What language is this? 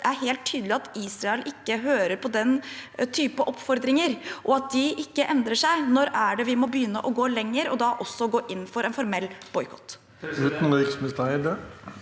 Norwegian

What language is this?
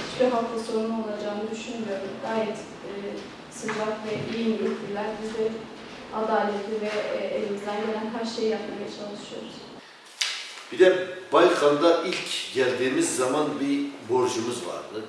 Turkish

